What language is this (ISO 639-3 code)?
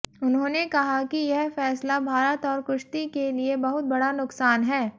hin